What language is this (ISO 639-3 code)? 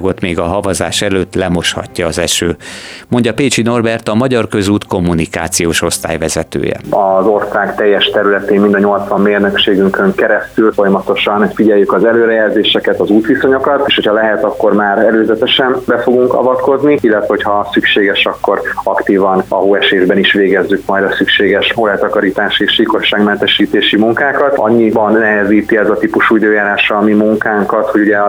hun